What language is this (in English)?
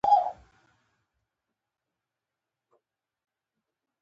Pashto